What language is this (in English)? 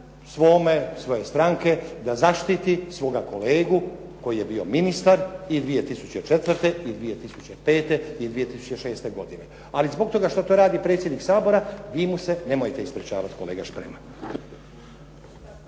Croatian